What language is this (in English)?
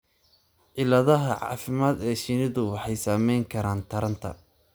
Somali